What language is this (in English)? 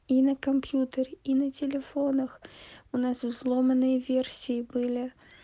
Russian